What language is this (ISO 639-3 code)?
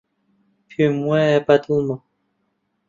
ckb